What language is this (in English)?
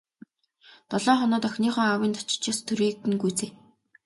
Mongolian